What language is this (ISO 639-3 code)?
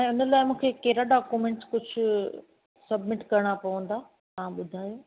snd